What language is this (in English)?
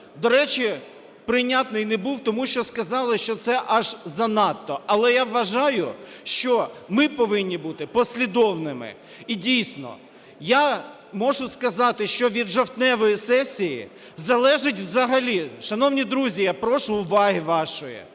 Ukrainian